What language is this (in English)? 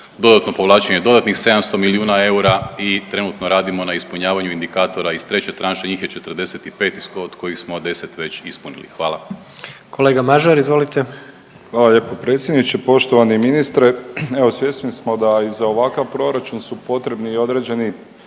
Croatian